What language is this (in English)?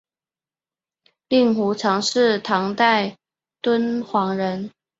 Chinese